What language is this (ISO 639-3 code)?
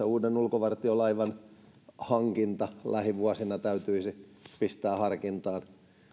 fin